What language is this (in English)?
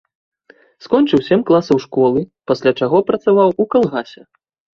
Belarusian